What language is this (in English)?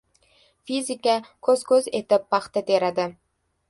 Uzbek